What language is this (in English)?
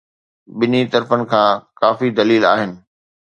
Sindhi